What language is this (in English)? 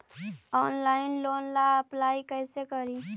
Magahi